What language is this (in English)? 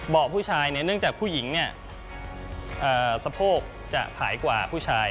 Thai